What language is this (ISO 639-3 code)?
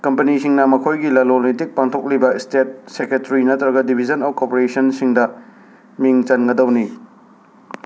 mni